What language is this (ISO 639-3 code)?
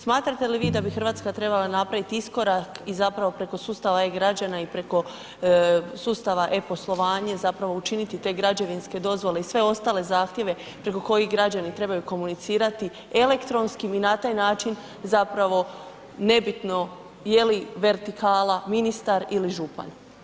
hrv